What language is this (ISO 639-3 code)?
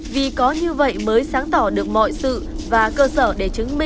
vie